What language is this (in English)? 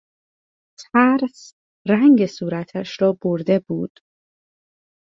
Persian